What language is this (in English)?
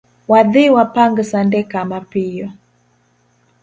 Luo (Kenya and Tanzania)